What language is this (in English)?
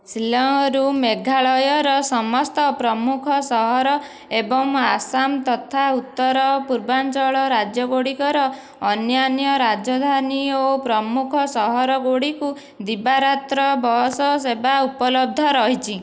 Odia